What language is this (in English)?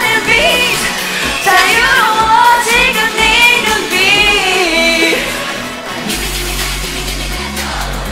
Korean